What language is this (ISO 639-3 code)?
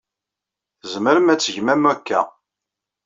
kab